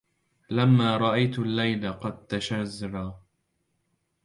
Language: Arabic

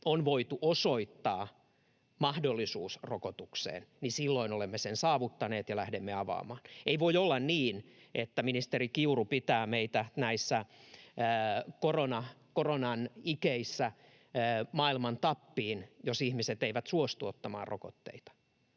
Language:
Finnish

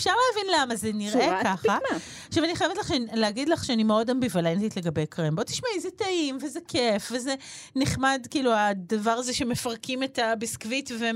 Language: Hebrew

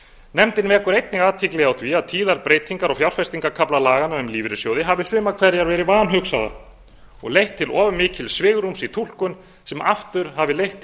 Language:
Icelandic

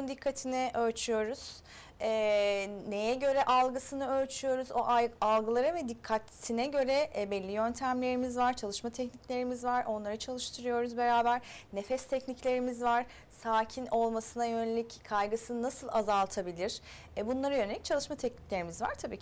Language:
Turkish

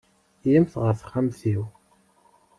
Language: Kabyle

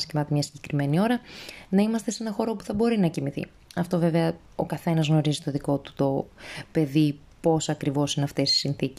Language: Greek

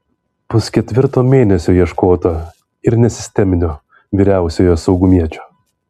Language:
Lithuanian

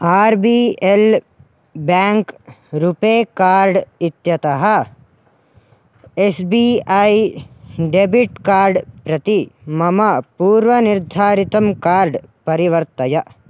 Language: Sanskrit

